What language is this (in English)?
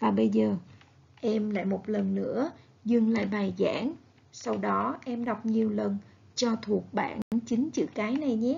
Vietnamese